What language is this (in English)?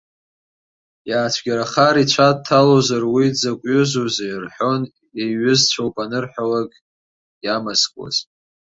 Abkhazian